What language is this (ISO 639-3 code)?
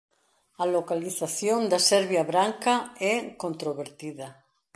glg